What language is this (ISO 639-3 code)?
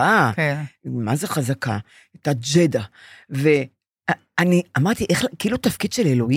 heb